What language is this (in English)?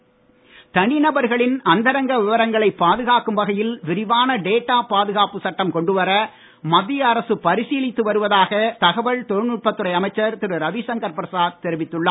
Tamil